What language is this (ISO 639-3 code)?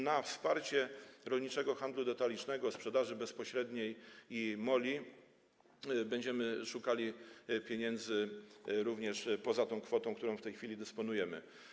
pol